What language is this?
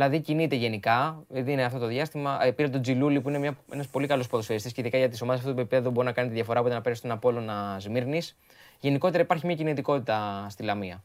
Greek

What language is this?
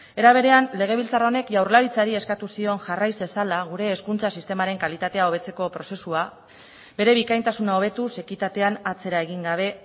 Basque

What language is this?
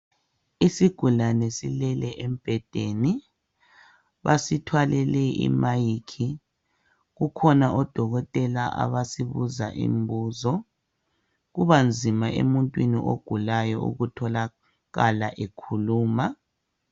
North Ndebele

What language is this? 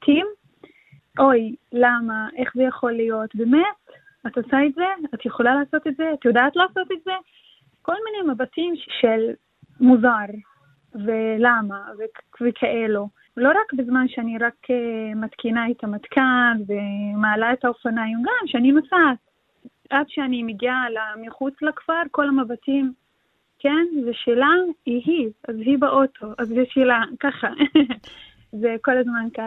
Hebrew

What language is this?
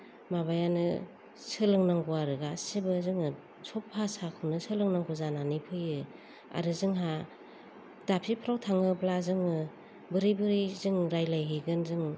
Bodo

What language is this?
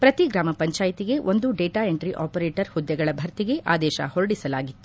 Kannada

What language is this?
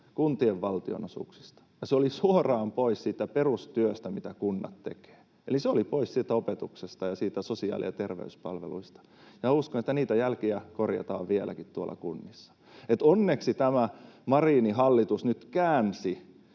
Finnish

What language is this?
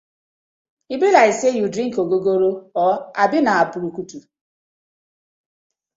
Nigerian Pidgin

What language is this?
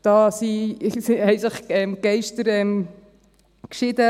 Swiss German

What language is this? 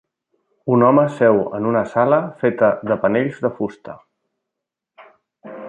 Catalan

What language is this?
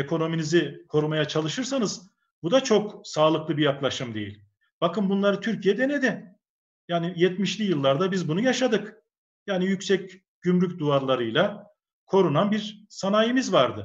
Turkish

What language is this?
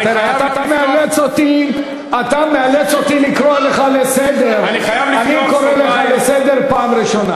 Hebrew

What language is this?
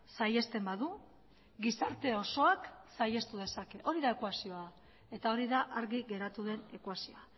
Basque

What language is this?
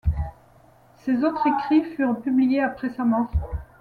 French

